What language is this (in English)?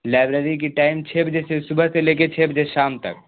Urdu